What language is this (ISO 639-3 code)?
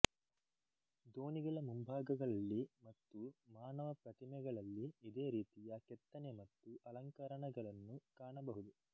kan